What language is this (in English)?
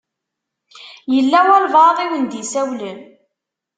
Kabyle